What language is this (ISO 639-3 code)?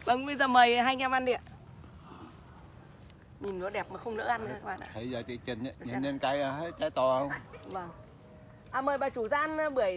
vie